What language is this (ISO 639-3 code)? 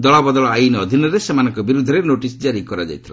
ori